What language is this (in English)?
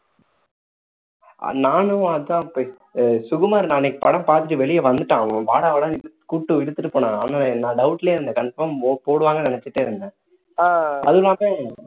Tamil